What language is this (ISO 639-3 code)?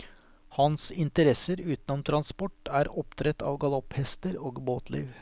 nor